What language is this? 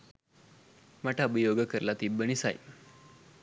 Sinhala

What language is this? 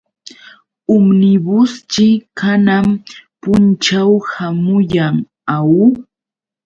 Yauyos Quechua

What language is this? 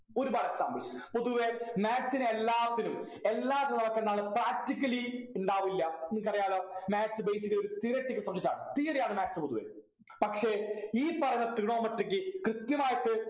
Malayalam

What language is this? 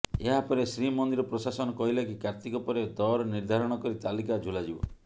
Odia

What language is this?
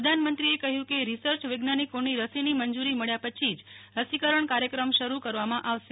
Gujarati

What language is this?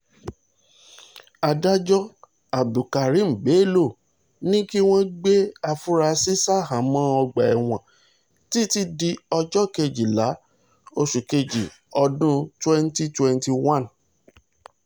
Yoruba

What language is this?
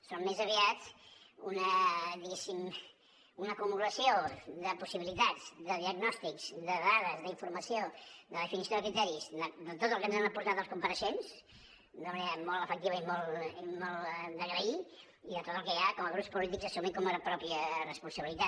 Catalan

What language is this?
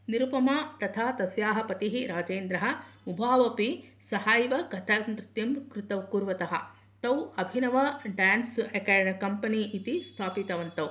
Sanskrit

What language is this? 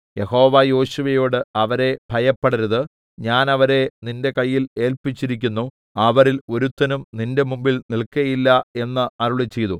Malayalam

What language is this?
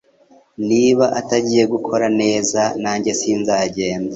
Kinyarwanda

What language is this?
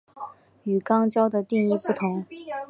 Chinese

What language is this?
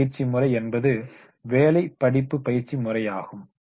Tamil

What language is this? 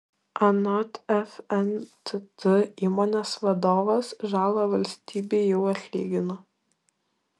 Lithuanian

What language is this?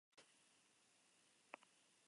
Spanish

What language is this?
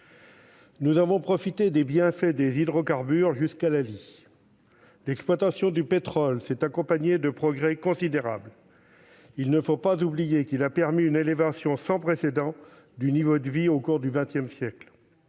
French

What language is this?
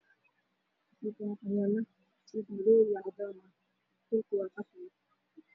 Somali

